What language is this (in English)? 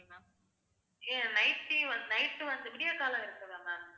Tamil